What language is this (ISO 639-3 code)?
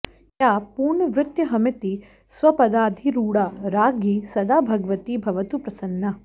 san